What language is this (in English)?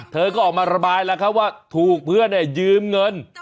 Thai